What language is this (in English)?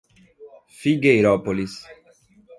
Portuguese